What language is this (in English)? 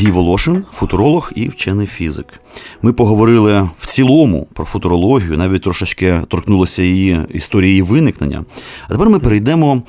Ukrainian